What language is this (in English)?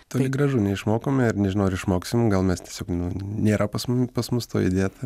Lithuanian